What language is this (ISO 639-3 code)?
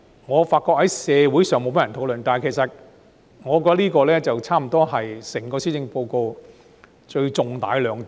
yue